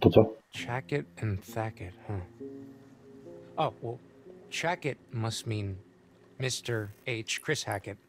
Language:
Polish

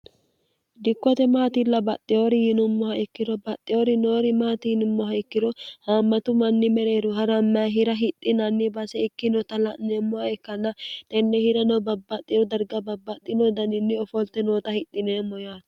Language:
Sidamo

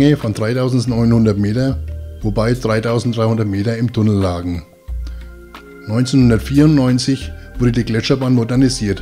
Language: German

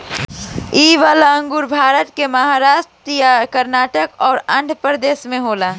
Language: Bhojpuri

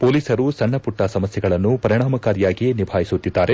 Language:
Kannada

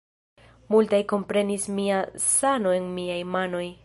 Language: Esperanto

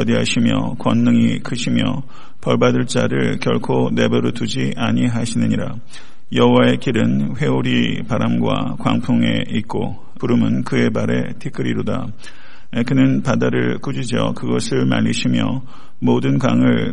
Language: Korean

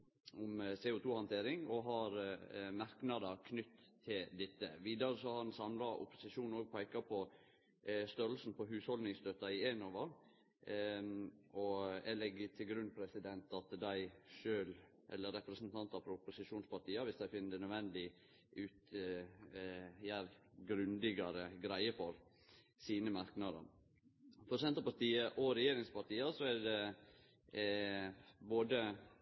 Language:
Norwegian Nynorsk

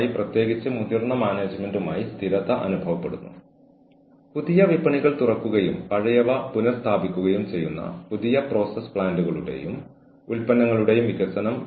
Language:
Malayalam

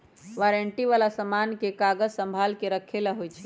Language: Magahi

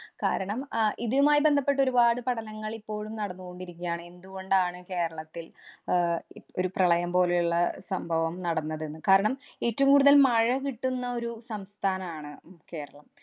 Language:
Malayalam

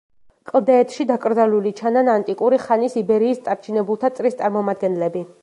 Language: Georgian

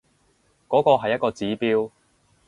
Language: Cantonese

